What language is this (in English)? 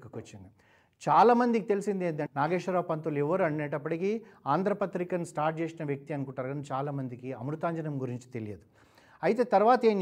Telugu